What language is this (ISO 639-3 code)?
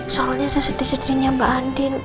ind